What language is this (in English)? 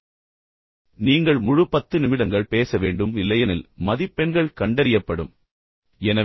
Tamil